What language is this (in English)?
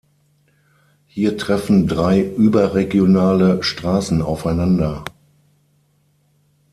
German